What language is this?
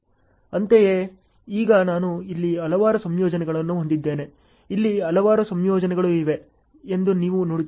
Kannada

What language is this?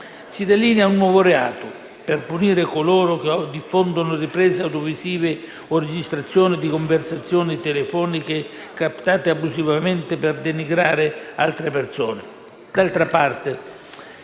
Italian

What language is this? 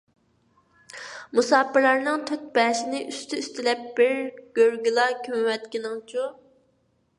Uyghur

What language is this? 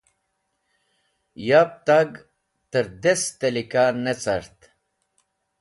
Wakhi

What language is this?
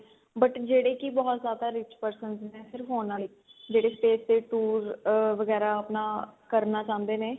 Punjabi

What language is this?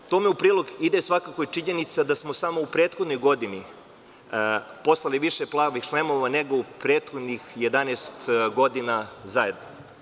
Serbian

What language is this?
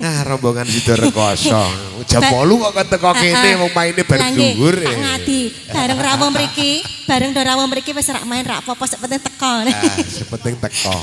Indonesian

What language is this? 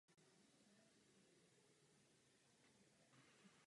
Czech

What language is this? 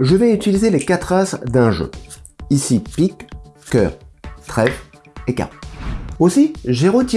French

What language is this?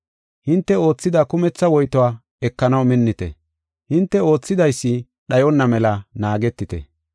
Gofa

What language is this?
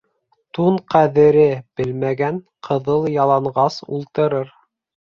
Bashkir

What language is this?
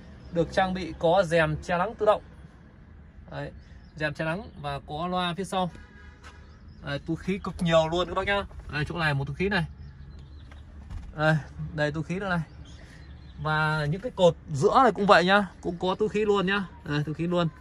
Vietnamese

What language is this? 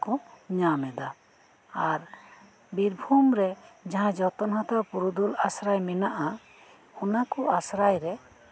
Santali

